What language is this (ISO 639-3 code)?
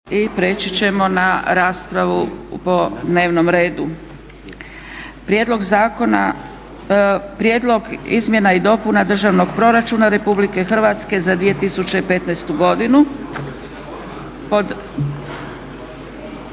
hrv